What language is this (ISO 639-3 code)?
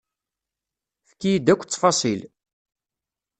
kab